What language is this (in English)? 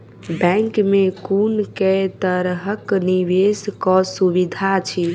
Maithili